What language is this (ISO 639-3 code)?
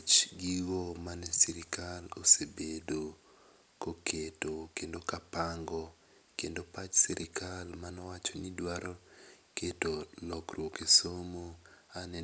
luo